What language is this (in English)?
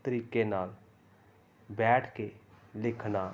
Punjabi